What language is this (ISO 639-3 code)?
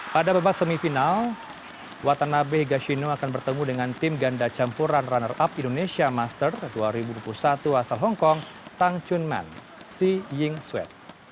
ind